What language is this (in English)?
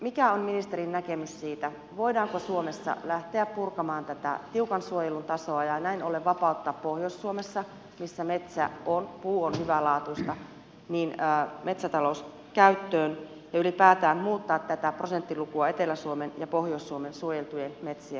Finnish